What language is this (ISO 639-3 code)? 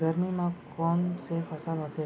hne